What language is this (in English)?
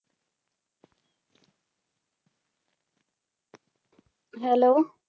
Punjabi